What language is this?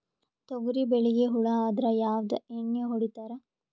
Kannada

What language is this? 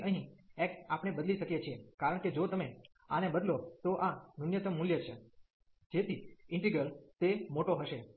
Gujarati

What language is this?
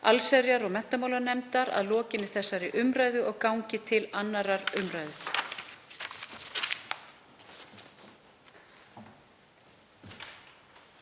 Icelandic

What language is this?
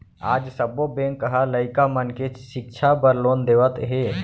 Chhattisgarhi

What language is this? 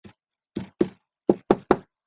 Chinese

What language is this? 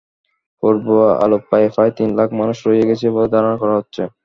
Bangla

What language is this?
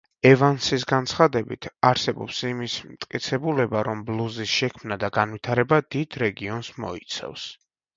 Georgian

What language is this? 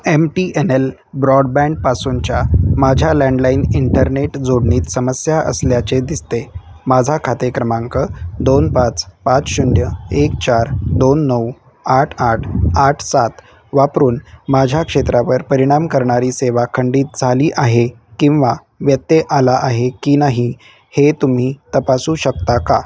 Marathi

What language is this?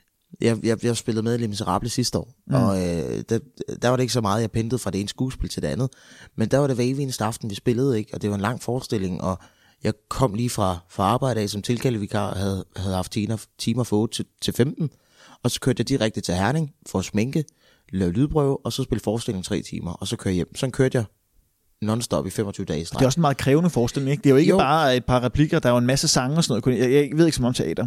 Danish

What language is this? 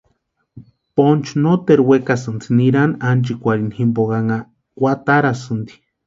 Western Highland Purepecha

